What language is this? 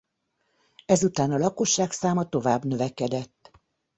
Hungarian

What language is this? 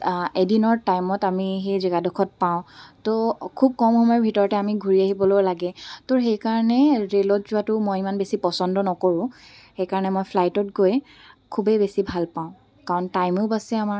Assamese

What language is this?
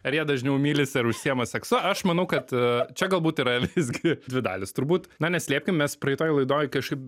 Lithuanian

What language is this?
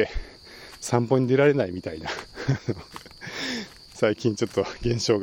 Japanese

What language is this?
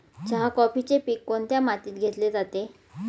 Marathi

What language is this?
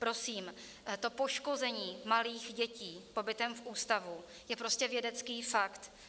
Czech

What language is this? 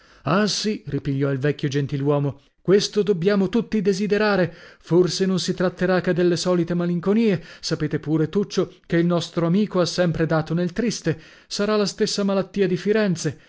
Italian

